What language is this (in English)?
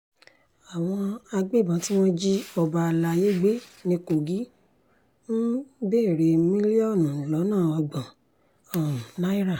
Yoruba